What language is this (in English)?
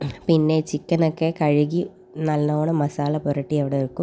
Malayalam